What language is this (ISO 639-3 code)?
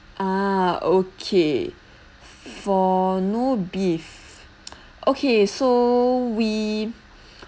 eng